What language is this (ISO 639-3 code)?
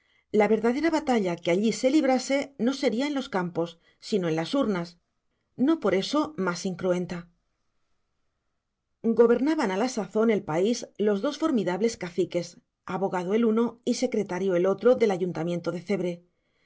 spa